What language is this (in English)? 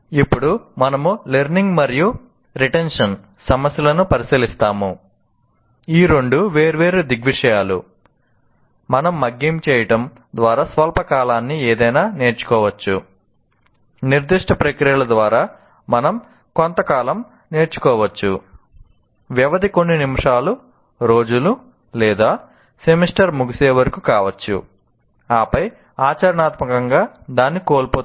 Telugu